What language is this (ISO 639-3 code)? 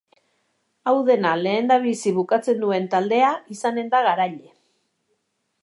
eus